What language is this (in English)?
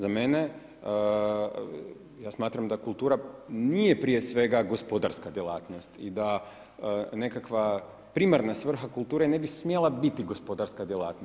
Croatian